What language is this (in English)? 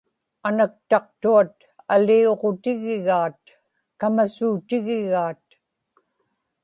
Inupiaq